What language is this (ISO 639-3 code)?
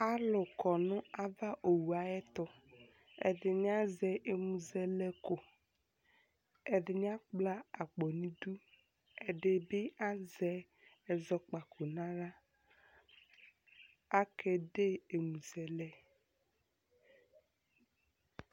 kpo